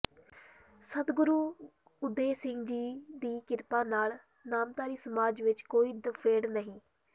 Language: Punjabi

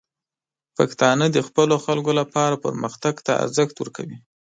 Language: Pashto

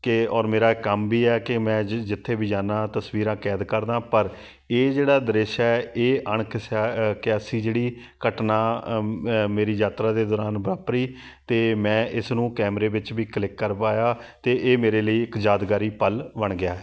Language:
Punjabi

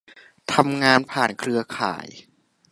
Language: Thai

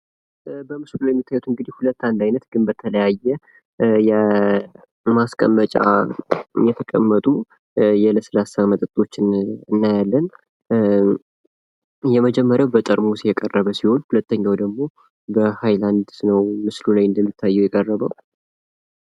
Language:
Amharic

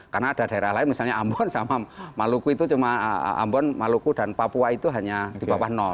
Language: Indonesian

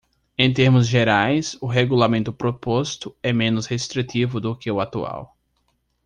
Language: Portuguese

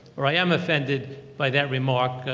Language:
English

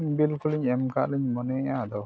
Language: Santali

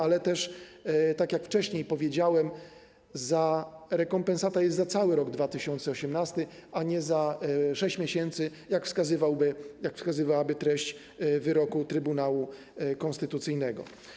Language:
Polish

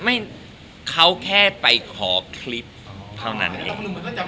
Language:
Thai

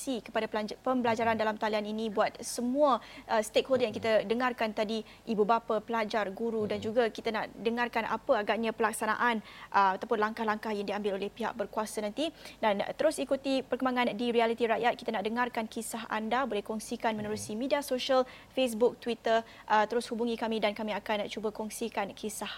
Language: Malay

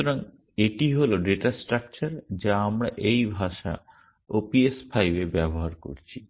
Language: Bangla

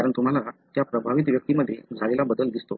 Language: Marathi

